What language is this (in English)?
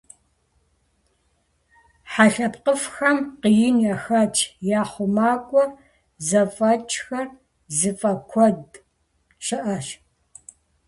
Kabardian